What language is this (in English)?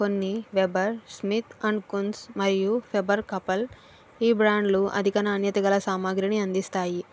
Telugu